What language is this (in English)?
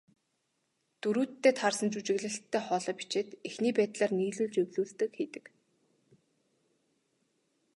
Mongolian